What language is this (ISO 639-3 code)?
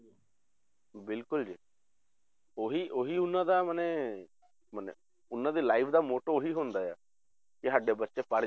pan